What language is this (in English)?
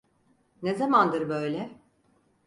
Turkish